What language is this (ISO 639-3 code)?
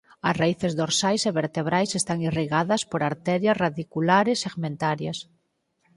glg